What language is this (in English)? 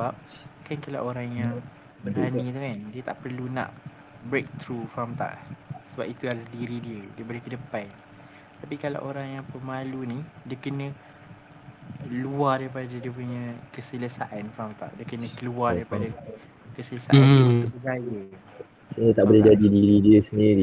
Malay